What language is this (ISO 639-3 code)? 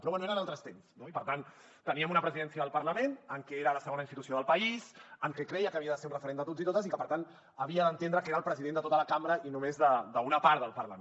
cat